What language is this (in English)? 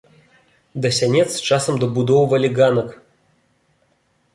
Belarusian